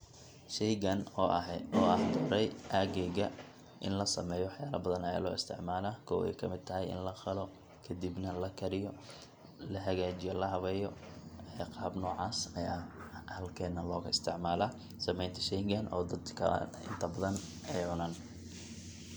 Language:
Somali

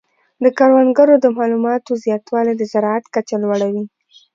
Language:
Pashto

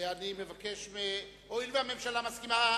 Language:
Hebrew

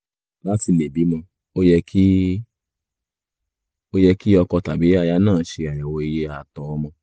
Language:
Yoruba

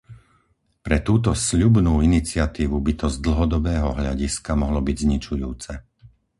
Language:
Slovak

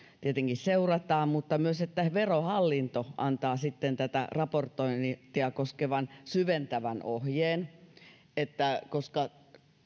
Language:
Finnish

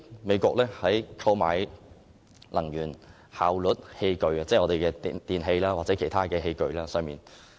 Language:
Cantonese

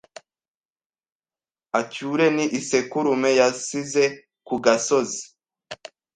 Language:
Kinyarwanda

